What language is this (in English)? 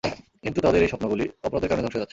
Bangla